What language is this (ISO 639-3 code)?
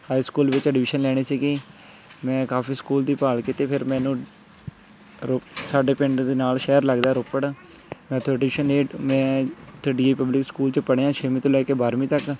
pan